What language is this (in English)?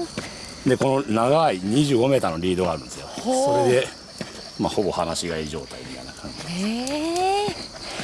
Japanese